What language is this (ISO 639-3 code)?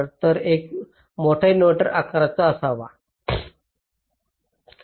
mar